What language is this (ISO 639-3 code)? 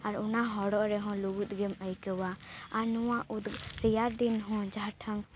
sat